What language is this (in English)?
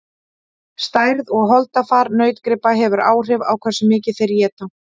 Icelandic